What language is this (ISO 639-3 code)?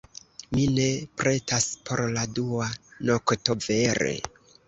epo